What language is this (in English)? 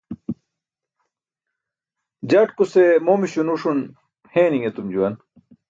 Burushaski